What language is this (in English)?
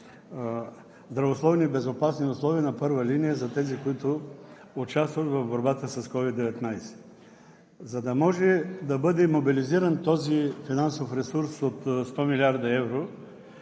Bulgarian